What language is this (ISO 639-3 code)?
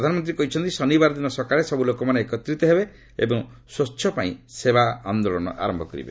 ori